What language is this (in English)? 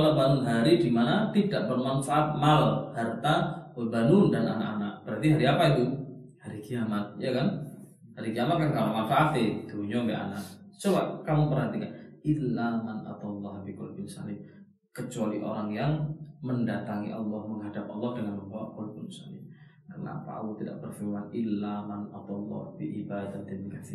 Malay